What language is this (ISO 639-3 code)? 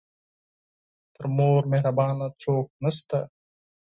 pus